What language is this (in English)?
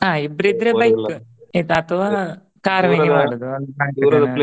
Kannada